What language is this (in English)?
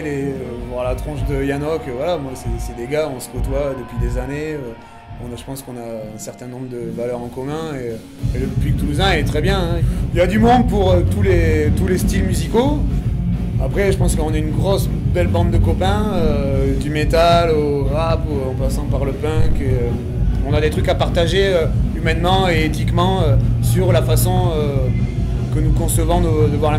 French